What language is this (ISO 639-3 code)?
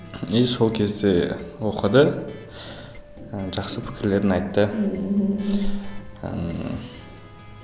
kaz